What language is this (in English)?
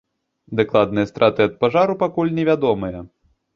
Belarusian